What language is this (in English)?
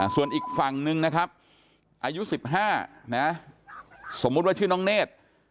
Thai